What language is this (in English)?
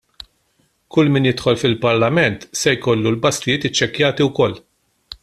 Maltese